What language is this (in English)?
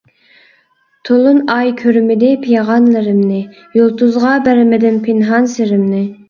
Uyghur